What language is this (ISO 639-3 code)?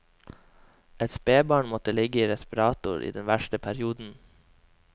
nor